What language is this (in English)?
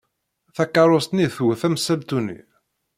Kabyle